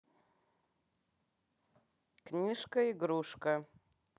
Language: Russian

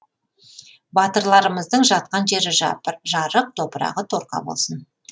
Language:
Kazakh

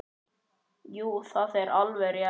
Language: Icelandic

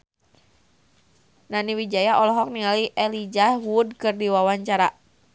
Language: Sundanese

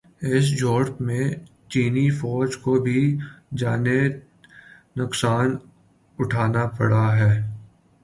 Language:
Urdu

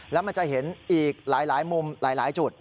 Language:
Thai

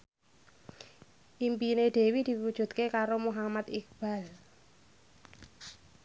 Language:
Javanese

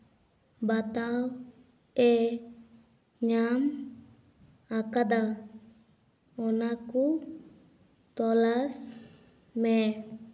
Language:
Santali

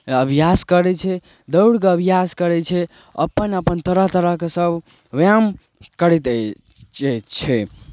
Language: Maithili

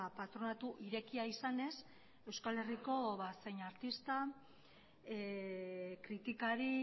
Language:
Basque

